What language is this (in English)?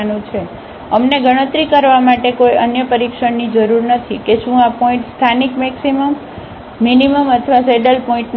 Gujarati